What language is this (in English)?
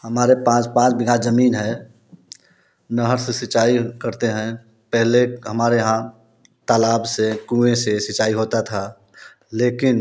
Hindi